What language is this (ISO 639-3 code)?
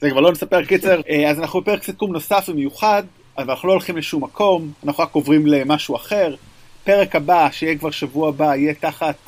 heb